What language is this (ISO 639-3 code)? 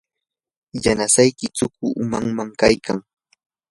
qur